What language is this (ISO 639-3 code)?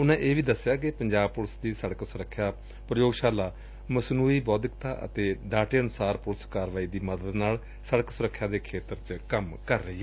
pan